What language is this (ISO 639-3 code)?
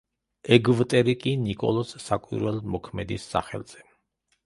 kat